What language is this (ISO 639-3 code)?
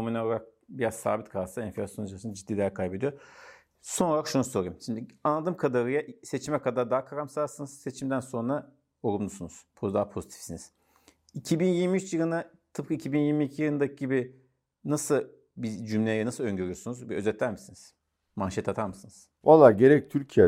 tur